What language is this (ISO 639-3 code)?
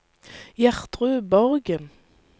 nor